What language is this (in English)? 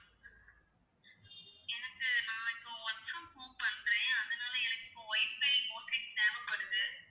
Tamil